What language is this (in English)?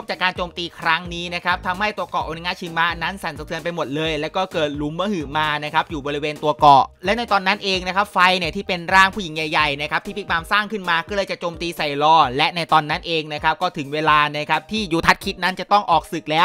Thai